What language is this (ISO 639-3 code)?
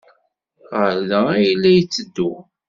kab